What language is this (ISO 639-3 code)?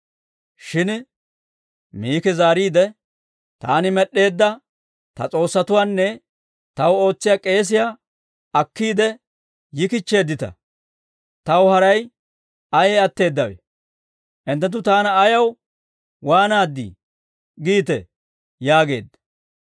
dwr